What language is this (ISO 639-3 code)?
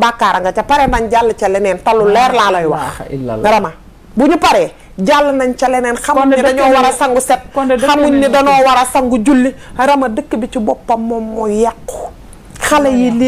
ara